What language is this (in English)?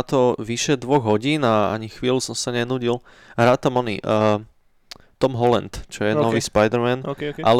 Slovak